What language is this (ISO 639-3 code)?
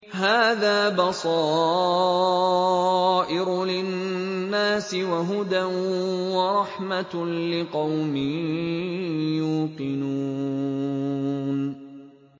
ara